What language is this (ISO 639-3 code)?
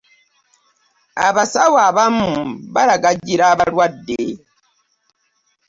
lug